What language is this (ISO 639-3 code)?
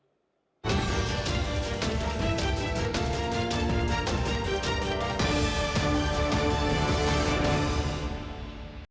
ukr